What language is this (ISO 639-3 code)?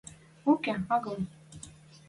mrj